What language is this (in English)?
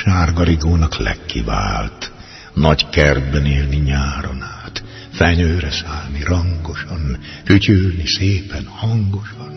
Hungarian